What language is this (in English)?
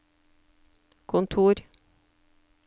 Norwegian